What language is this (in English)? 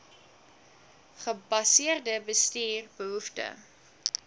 Afrikaans